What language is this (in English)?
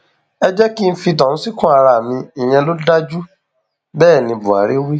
Yoruba